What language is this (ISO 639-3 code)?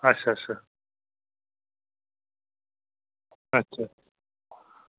doi